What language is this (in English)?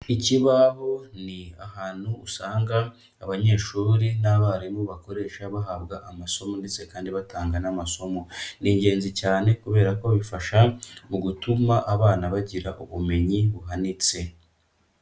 Kinyarwanda